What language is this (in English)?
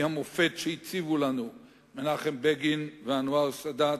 Hebrew